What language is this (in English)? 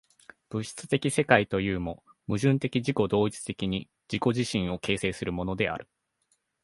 Japanese